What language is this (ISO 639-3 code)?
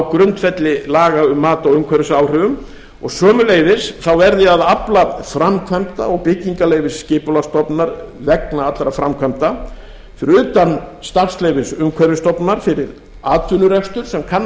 isl